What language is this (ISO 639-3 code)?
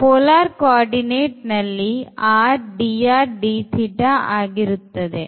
kan